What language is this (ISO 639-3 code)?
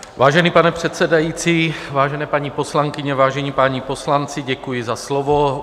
ces